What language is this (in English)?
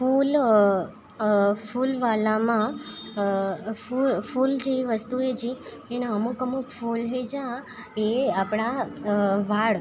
Gujarati